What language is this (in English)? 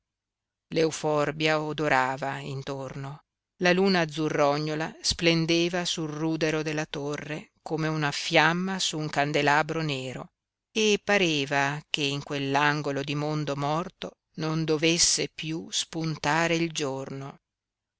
Italian